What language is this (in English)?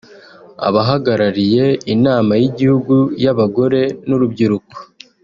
Kinyarwanda